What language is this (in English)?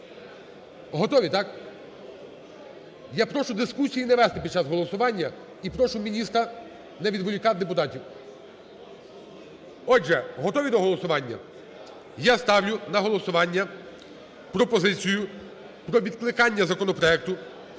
Ukrainian